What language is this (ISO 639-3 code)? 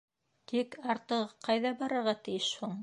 bak